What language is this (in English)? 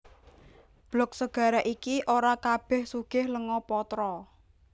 Javanese